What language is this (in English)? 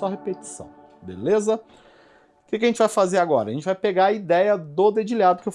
Portuguese